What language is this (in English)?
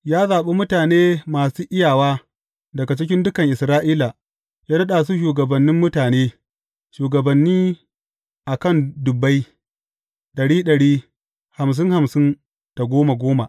Hausa